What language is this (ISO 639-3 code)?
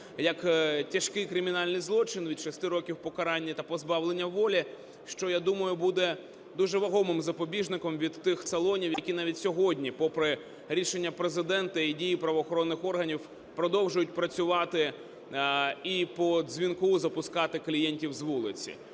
ukr